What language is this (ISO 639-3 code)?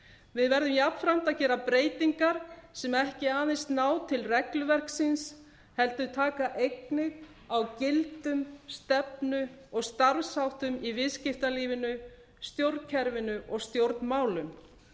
isl